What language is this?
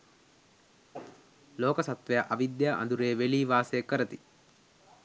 Sinhala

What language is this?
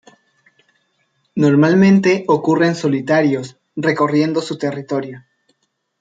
Spanish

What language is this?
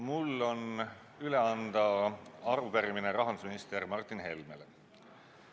Estonian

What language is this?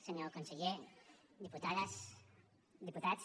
Catalan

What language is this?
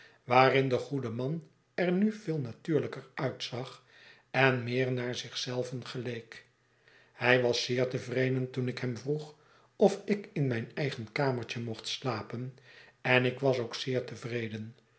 Dutch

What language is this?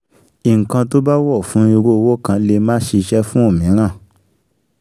Yoruba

